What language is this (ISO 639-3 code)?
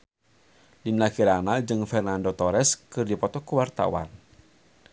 sun